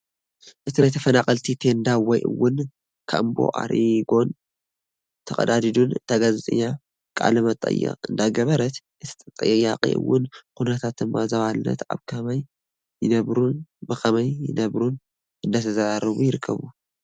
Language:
Tigrinya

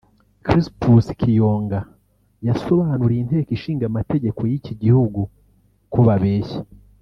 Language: Kinyarwanda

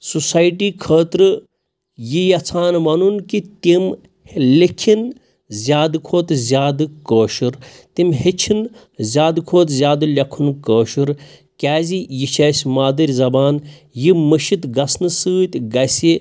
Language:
Kashmiri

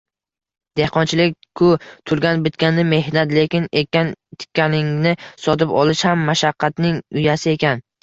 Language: Uzbek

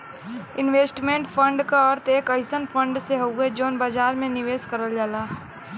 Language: Bhojpuri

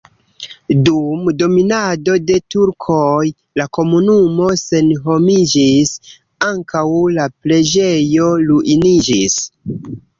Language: Esperanto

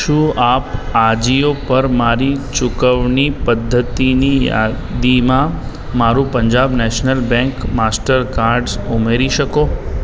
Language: Gujarati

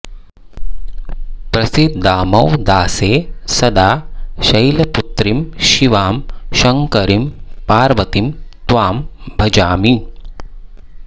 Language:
Sanskrit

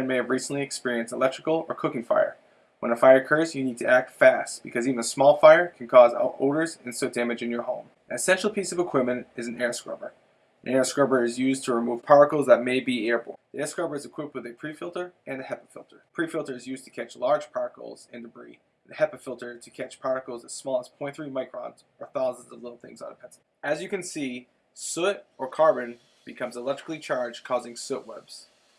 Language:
English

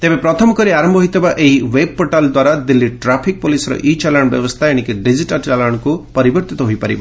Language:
Odia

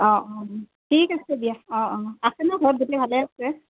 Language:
Assamese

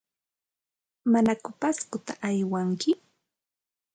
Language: Santa Ana de Tusi Pasco Quechua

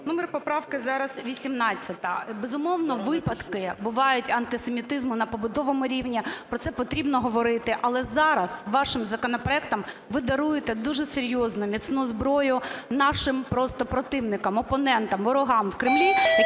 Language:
Ukrainian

